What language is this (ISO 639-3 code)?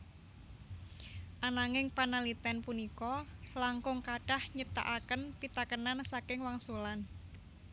jav